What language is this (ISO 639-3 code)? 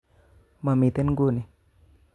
kln